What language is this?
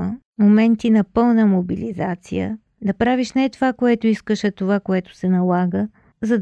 Bulgarian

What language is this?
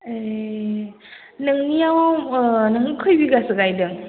Bodo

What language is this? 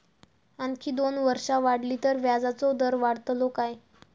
Marathi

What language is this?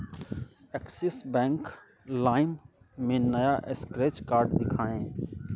Hindi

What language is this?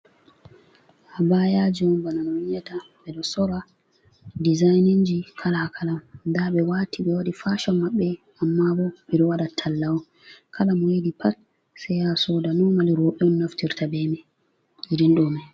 Fula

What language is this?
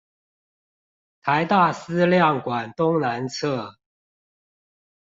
Chinese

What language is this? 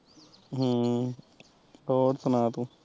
Punjabi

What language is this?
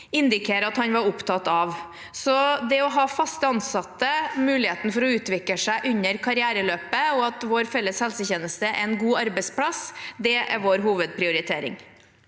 Norwegian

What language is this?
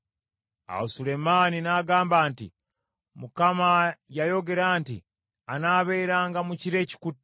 Ganda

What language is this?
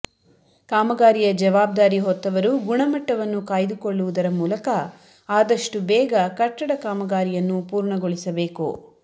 Kannada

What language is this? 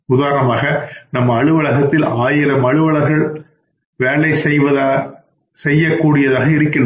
Tamil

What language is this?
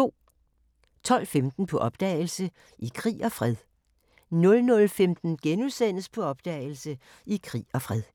Danish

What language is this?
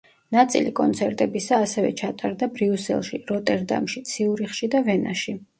Georgian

